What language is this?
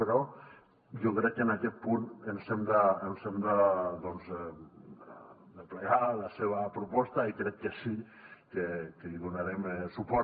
Catalan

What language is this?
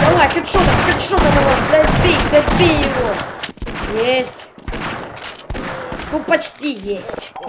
Russian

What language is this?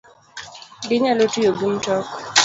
Luo (Kenya and Tanzania)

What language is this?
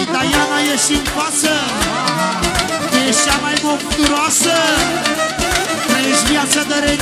Romanian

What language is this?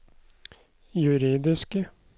Norwegian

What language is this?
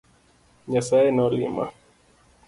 Luo (Kenya and Tanzania)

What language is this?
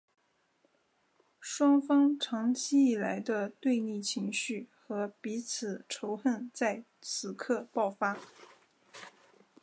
Chinese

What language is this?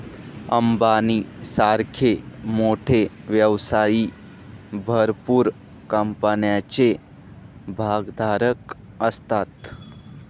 Marathi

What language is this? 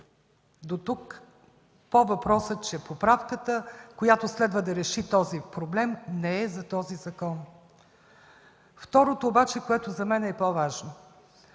Bulgarian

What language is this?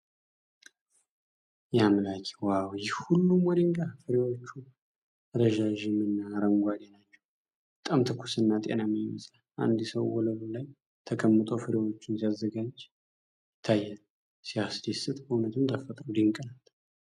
Amharic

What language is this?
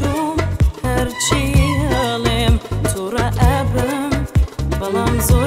Arabic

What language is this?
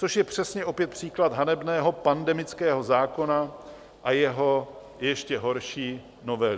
Czech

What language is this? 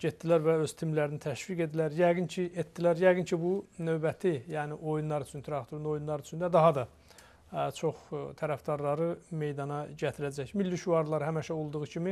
Turkish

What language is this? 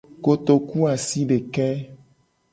Gen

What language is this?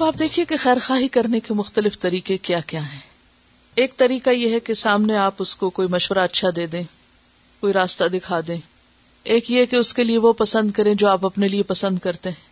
Urdu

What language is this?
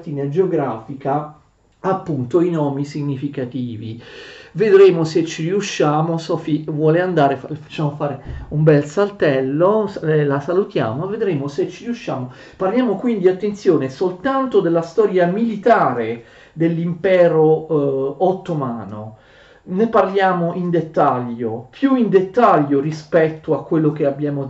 Italian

